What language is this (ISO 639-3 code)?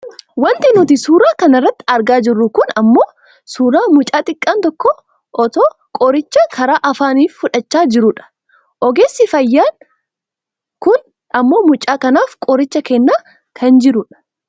orm